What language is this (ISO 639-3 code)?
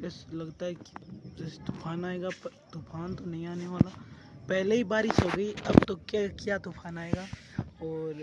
hin